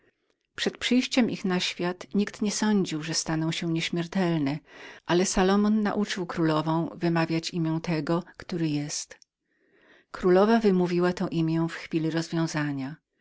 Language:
Polish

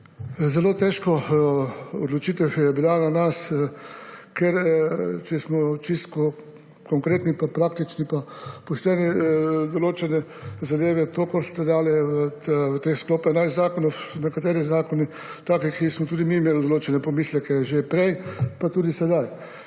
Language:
Slovenian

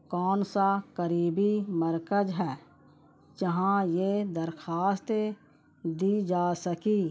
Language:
Urdu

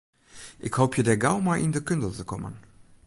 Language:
Western Frisian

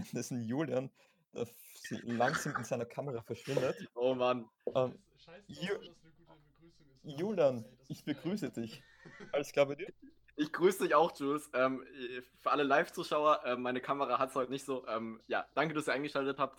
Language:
German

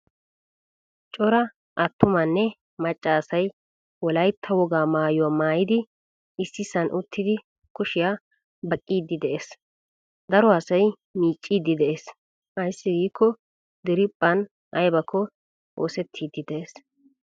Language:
Wolaytta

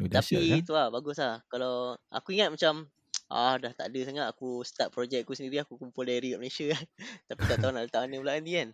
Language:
Malay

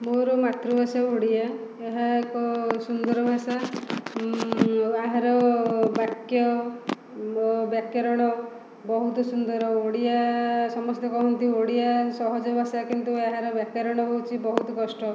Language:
Odia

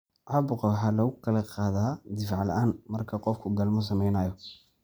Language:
Somali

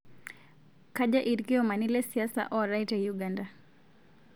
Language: Masai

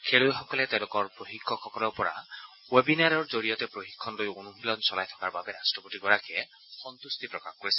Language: Assamese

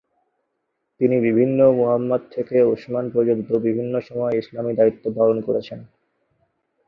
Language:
Bangla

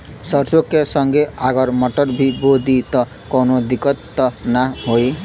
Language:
Bhojpuri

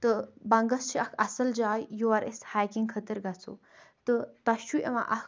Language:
Kashmiri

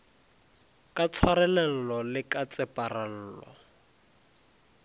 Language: Northern Sotho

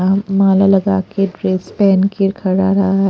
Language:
Hindi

